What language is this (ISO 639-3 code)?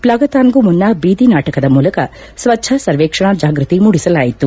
kan